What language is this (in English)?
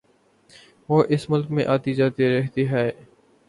Urdu